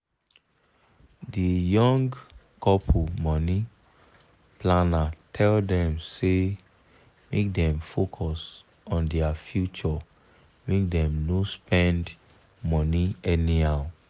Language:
Nigerian Pidgin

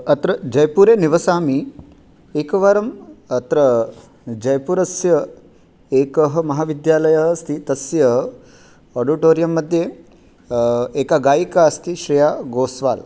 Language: Sanskrit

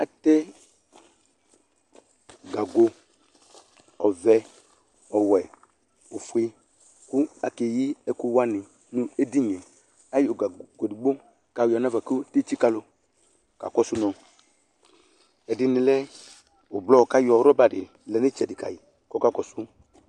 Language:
Ikposo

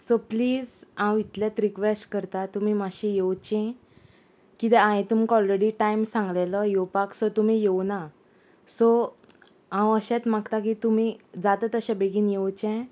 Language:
Konkani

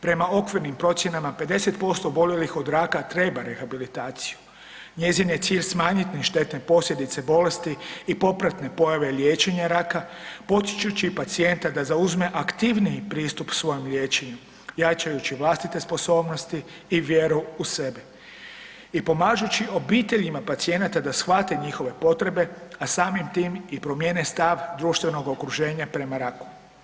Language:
Croatian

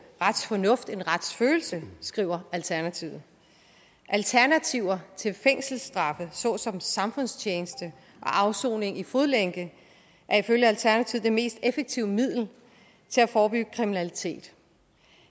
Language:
Danish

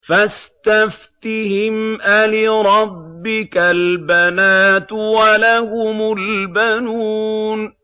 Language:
Arabic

